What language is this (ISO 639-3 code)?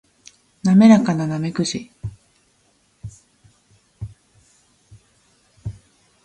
jpn